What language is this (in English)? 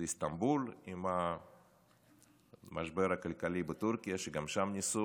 Hebrew